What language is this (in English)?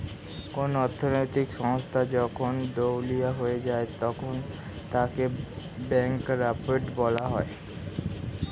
Bangla